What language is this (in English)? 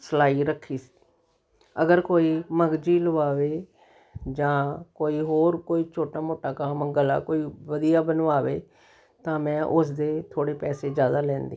Punjabi